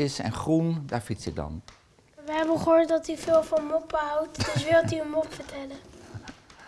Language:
Dutch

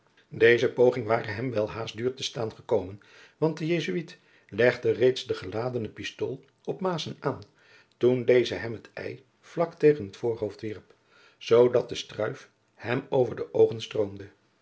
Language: Dutch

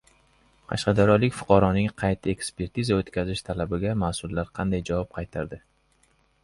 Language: Uzbek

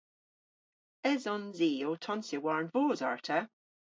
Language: Cornish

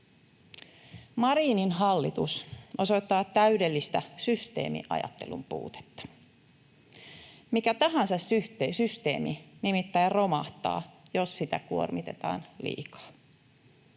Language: Finnish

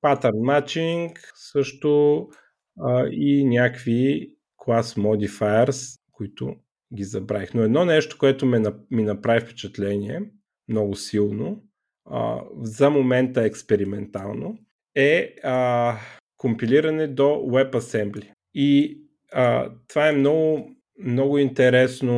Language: Bulgarian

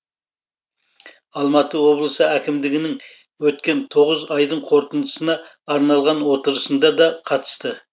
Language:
Kazakh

